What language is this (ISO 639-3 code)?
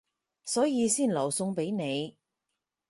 yue